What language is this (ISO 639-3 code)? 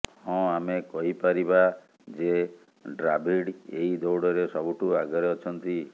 ori